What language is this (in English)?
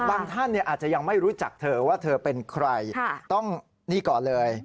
Thai